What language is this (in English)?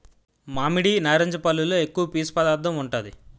Telugu